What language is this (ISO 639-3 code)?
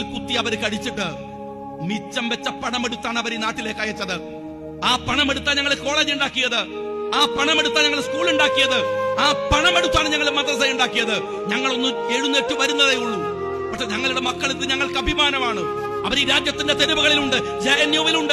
ara